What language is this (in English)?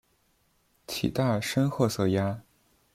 Chinese